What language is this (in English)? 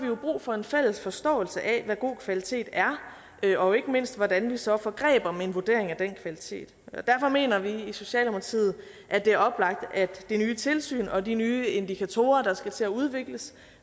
Danish